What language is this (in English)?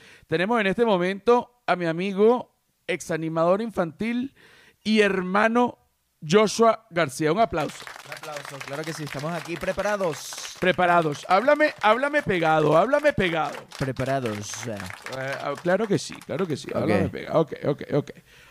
Spanish